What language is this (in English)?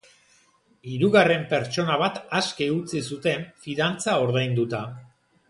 Basque